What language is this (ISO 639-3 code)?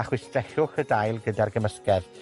cym